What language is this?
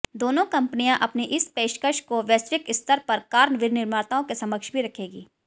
Hindi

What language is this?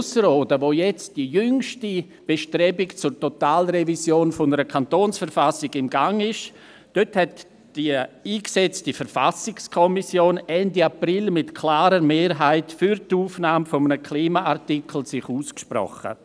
Swiss German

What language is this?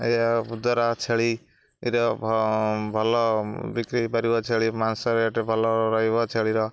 Odia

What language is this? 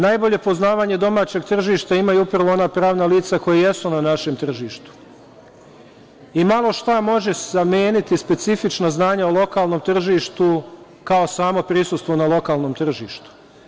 Serbian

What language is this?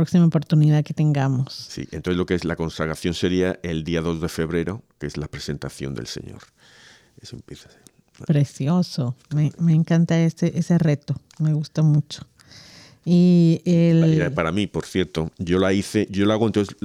Spanish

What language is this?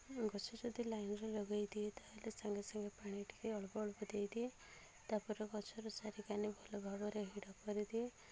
Odia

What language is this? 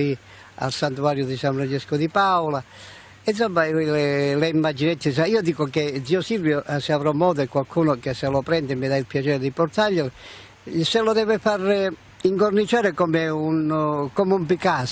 Italian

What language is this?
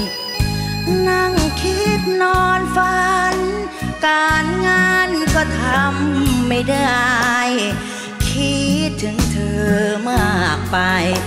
Thai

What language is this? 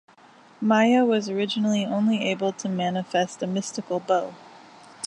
English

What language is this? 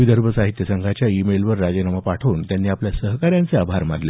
Marathi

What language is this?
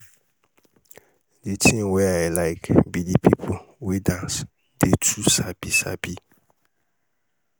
Nigerian Pidgin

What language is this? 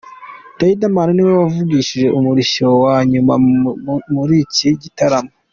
Kinyarwanda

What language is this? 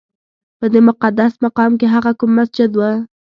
Pashto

